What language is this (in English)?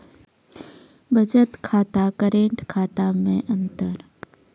Maithili